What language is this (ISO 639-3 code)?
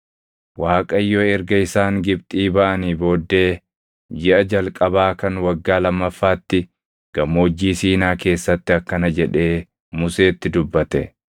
orm